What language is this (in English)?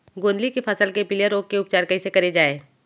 Chhattisgarhi